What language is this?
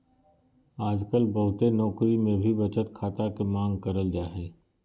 Magahi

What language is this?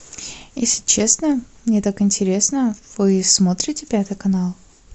Russian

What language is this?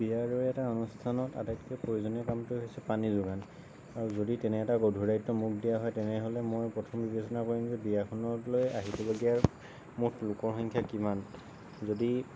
Assamese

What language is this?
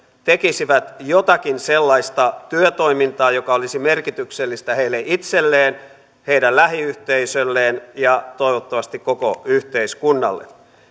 Finnish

